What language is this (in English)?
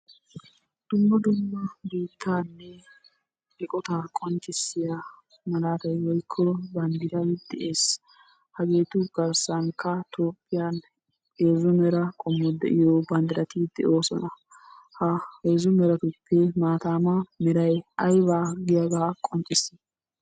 Wolaytta